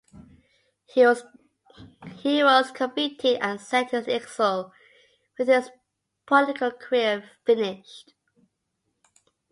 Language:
English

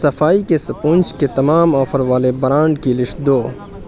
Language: Urdu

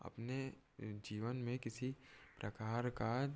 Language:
Hindi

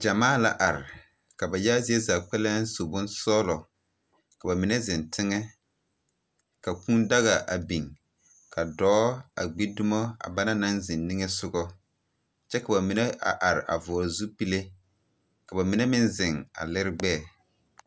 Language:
Southern Dagaare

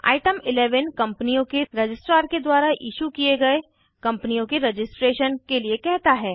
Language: Hindi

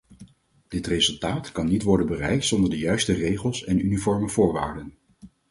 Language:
Dutch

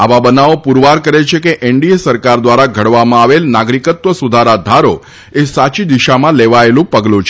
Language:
Gujarati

